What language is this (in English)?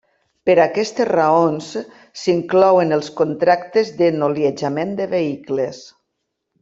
Catalan